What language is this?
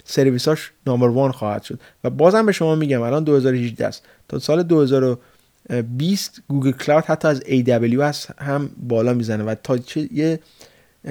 Persian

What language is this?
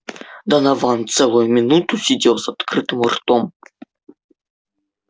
Russian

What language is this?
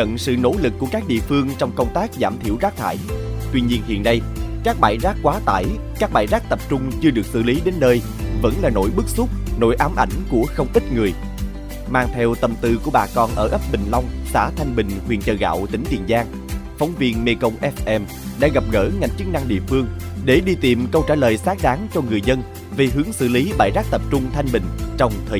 Vietnamese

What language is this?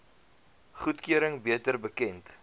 Afrikaans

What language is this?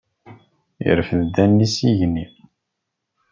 Kabyle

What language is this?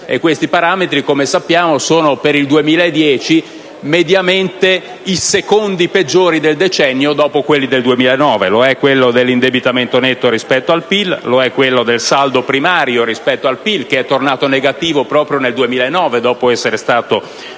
Italian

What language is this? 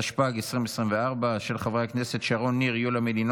Hebrew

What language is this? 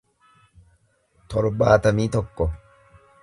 Oromo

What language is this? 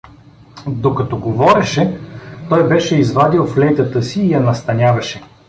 Bulgarian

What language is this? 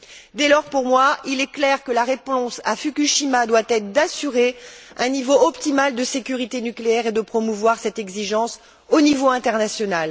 French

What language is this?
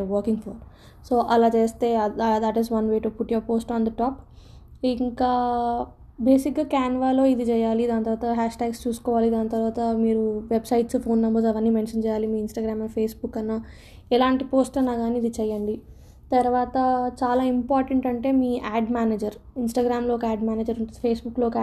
Telugu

